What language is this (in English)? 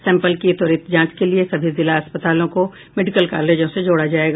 Hindi